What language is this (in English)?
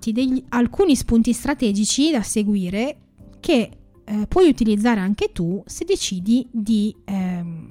Italian